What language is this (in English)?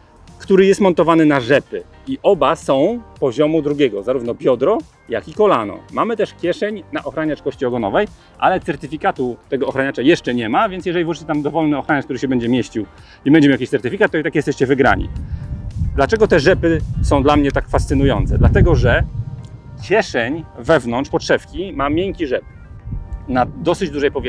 Polish